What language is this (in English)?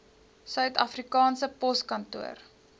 Afrikaans